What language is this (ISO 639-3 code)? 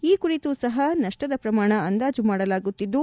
kan